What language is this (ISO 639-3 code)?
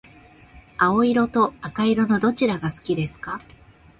jpn